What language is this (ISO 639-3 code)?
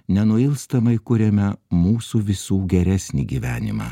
lit